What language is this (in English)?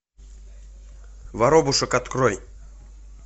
Russian